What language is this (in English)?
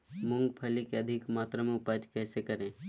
Magahi